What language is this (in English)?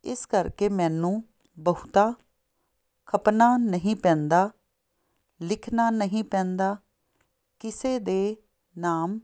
Punjabi